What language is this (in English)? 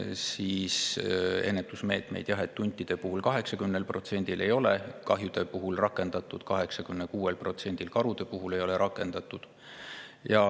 Estonian